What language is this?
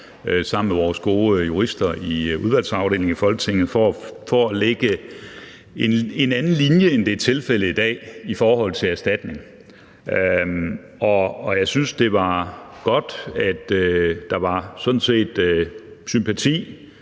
Danish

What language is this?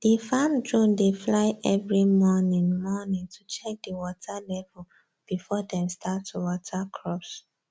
Nigerian Pidgin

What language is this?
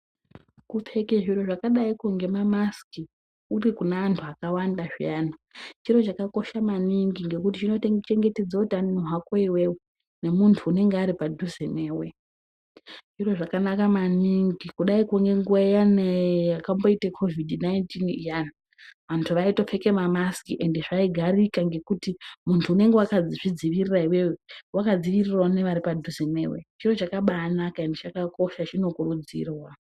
Ndau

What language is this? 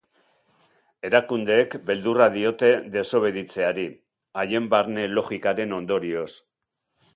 Basque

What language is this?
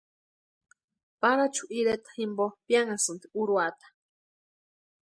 Western Highland Purepecha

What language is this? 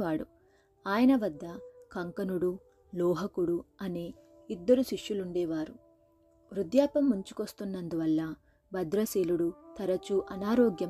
Telugu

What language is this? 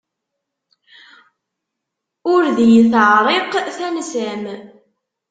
Kabyle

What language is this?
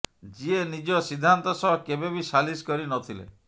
Odia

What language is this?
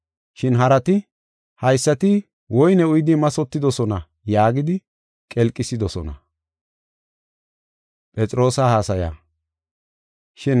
Gofa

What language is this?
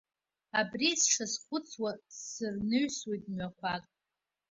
Abkhazian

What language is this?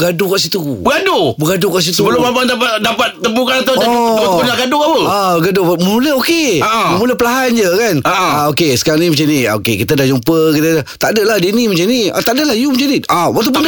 Malay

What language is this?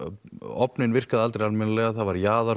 Icelandic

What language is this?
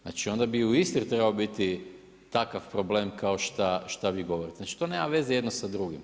Croatian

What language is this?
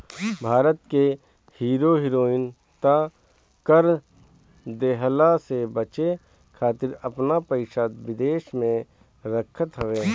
Bhojpuri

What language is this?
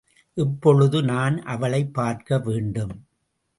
Tamil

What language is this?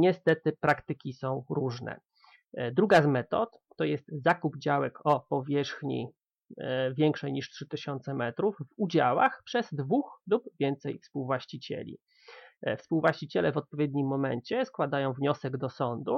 Polish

